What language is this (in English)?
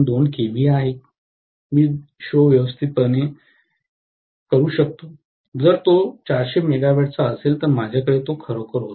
Marathi